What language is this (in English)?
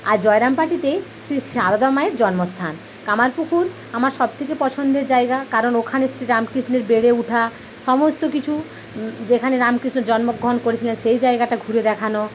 Bangla